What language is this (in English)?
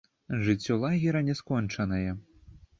Belarusian